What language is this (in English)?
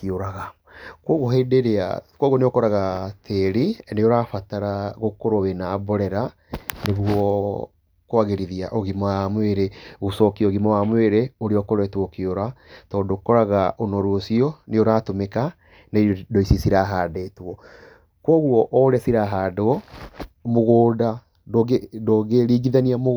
Kikuyu